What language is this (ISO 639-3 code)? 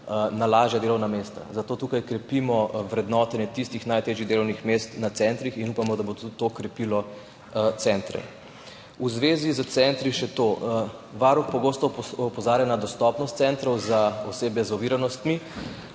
slv